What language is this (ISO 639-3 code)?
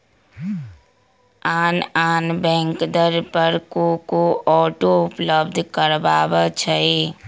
mag